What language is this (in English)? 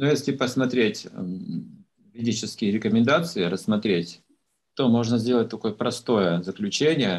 Russian